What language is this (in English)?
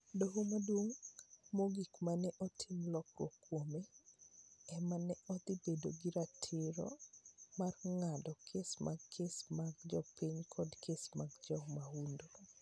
Luo (Kenya and Tanzania)